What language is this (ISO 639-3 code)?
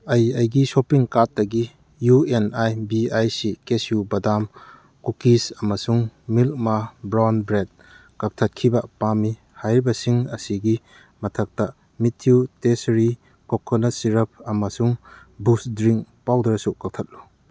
mni